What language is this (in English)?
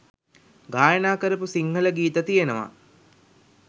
Sinhala